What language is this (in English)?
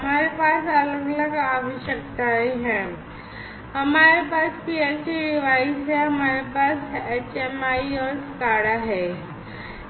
Hindi